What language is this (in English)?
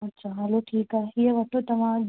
Sindhi